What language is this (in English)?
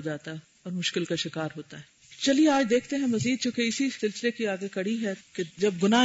Urdu